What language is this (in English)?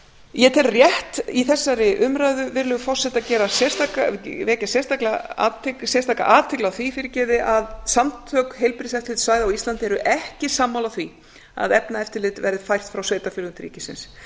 Icelandic